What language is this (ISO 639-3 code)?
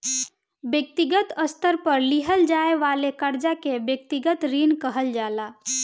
bho